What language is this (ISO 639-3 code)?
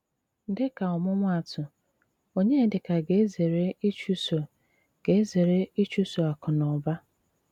ibo